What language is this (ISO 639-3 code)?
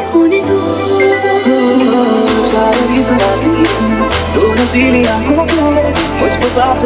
hin